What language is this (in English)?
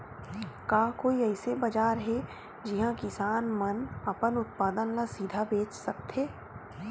Chhattisgarhi